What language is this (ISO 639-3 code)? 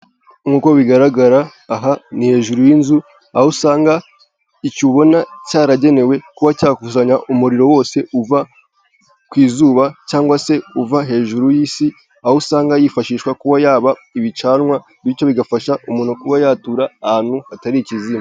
kin